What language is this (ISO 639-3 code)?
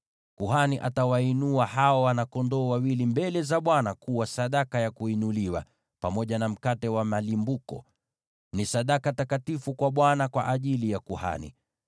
swa